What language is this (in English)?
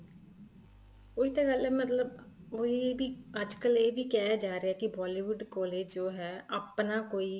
Punjabi